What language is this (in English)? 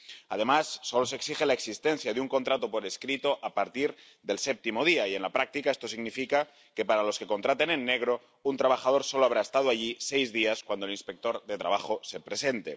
Spanish